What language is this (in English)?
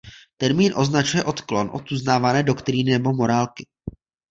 Czech